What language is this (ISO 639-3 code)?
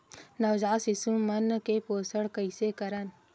hne